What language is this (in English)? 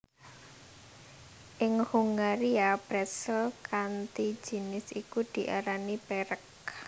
Javanese